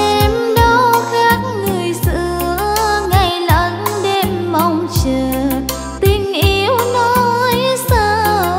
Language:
Vietnamese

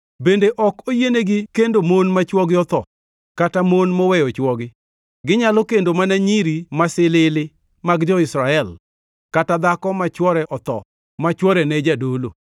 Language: Luo (Kenya and Tanzania)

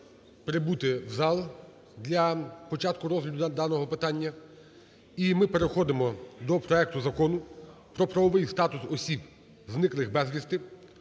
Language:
Ukrainian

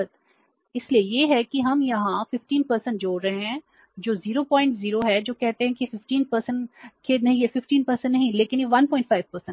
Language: Hindi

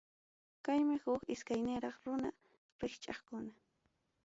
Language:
Ayacucho Quechua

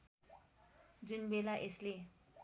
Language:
Nepali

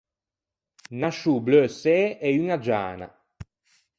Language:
Ligurian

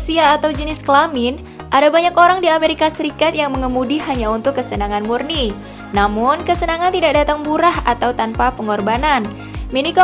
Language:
Indonesian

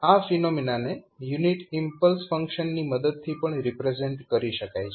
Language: Gujarati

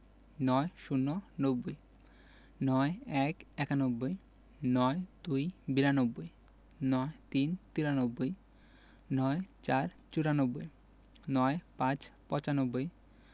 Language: Bangla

